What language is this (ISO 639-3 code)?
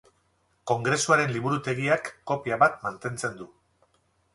eus